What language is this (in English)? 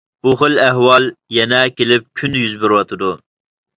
Uyghur